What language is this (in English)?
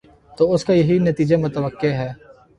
Urdu